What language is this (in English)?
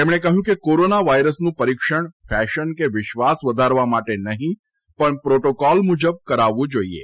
Gujarati